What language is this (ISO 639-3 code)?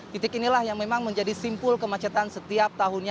ind